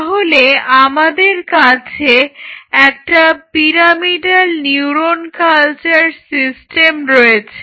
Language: Bangla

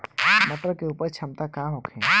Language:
Bhojpuri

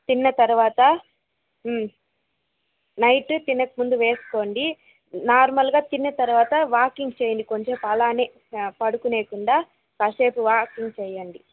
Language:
Telugu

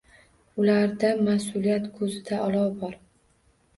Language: Uzbek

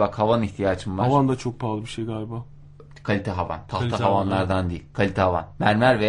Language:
Turkish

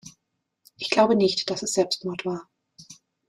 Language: German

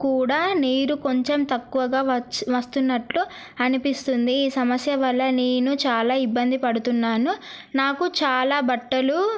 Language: Telugu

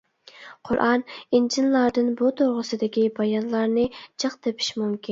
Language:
Uyghur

